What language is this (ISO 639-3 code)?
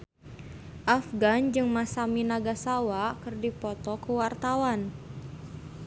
sun